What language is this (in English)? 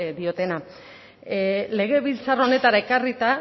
Basque